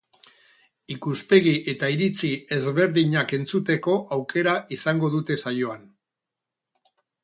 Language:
Basque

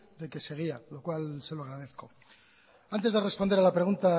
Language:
Spanish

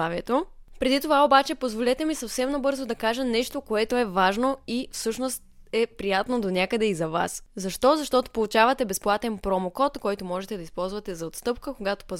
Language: Bulgarian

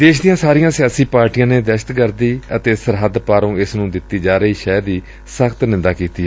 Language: Punjabi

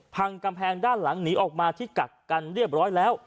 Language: Thai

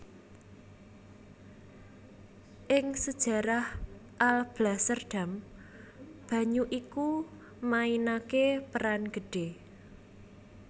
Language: Javanese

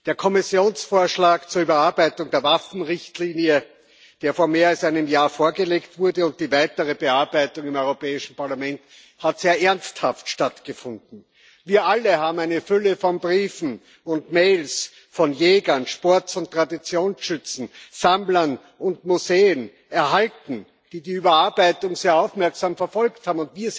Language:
German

